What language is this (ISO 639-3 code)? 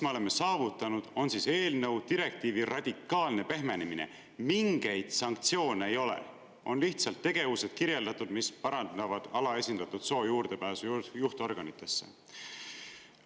est